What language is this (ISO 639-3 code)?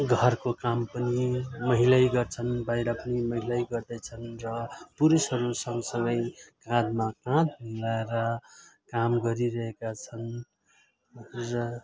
nep